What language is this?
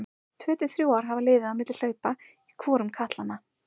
Icelandic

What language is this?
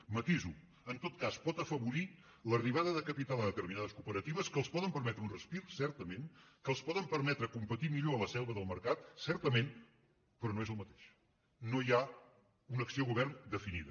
Catalan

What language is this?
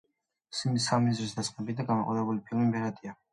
Georgian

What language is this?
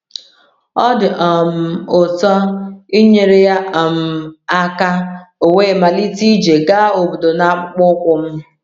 Igbo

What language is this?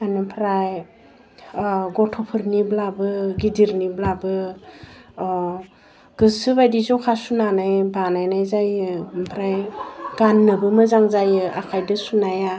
Bodo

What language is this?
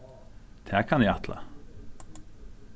Faroese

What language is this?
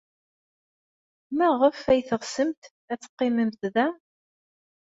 Kabyle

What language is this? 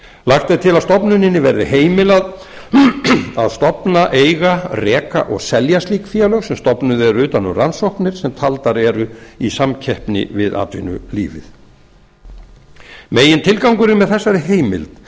Icelandic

